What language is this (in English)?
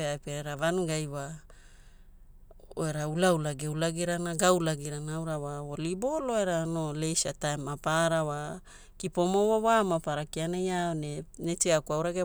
Hula